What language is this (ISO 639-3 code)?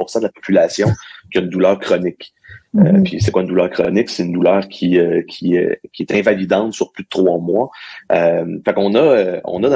fra